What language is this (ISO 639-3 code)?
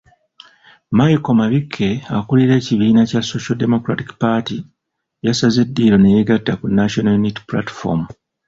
lug